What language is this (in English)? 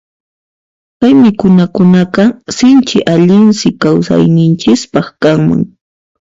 Puno Quechua